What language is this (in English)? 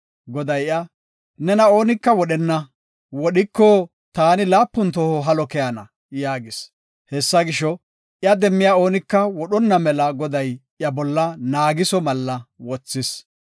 Gofa